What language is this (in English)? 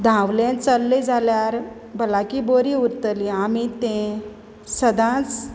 Konkani